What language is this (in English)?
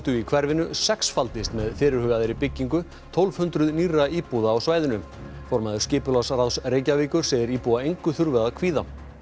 Icelandic